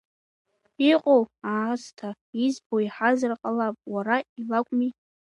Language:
Abkhazian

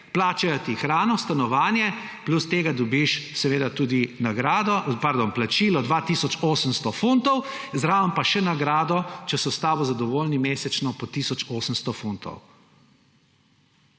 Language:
Slovenian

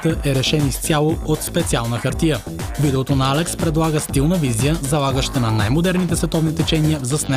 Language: Bulgarian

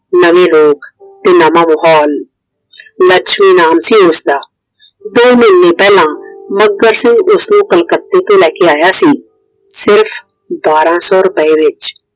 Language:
Punjabi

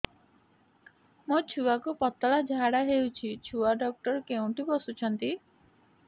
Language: Odia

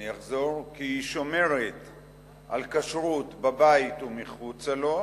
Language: Hebrew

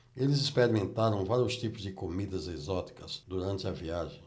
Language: Portuguese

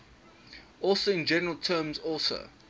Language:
English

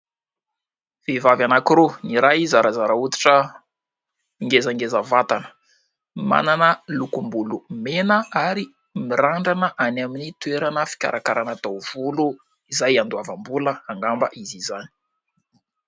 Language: Malagasy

